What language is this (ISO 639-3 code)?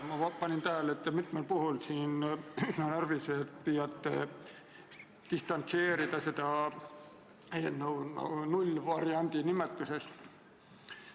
est